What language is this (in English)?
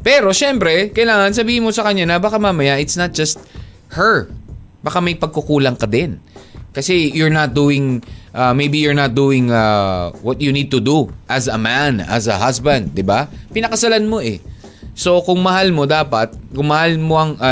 Filipino